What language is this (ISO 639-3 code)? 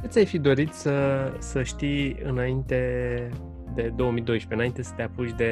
ron